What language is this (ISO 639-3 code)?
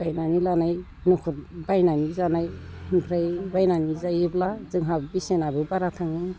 brx